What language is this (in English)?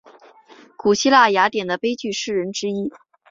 Chinese